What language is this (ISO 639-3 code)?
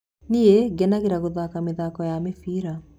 kik